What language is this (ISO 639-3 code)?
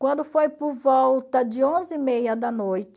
por